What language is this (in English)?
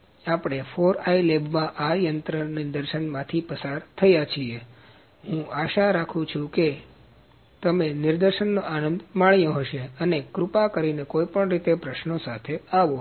Gujarati